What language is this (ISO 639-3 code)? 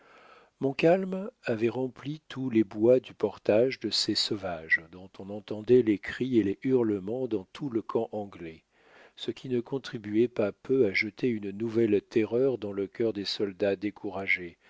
fra